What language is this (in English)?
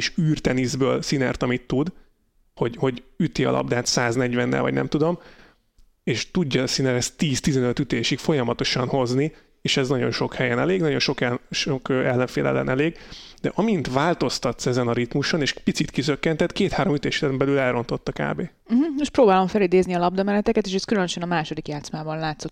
Hungarian